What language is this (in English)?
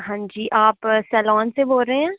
Dogri